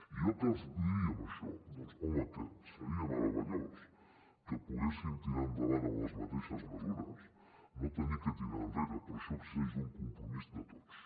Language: Catalan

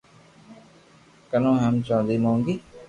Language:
Loarki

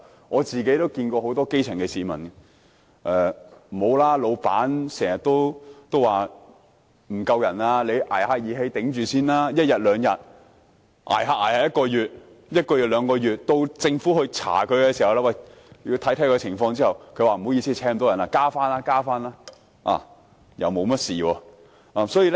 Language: Cantonese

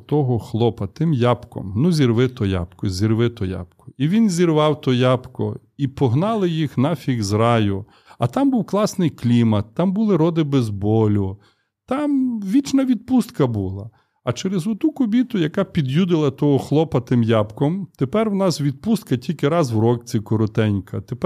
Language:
Ukrainian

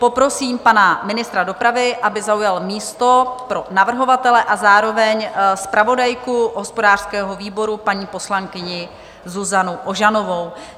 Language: Czech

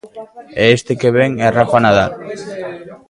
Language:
Galician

